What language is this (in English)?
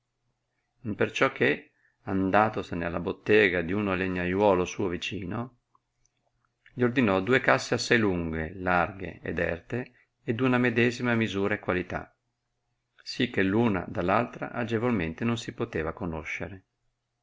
Italian